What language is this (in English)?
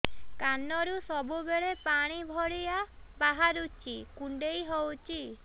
Odia